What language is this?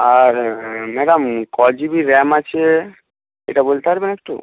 Bangla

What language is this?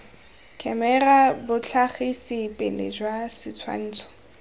Tswana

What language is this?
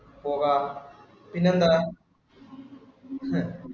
Malayalam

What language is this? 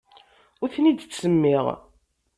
Kabyle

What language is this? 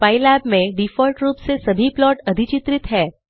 Hindi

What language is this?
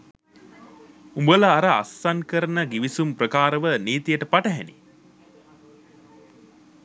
Sinhala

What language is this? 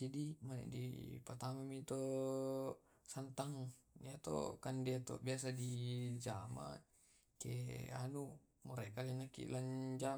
Tae'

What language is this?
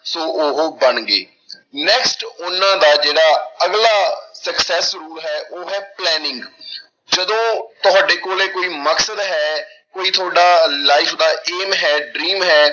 Punjabi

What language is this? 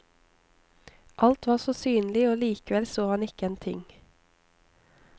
Norwegian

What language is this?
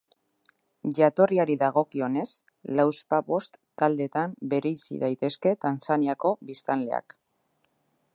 Basque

